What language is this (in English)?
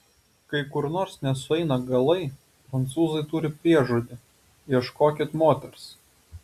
Lithuanian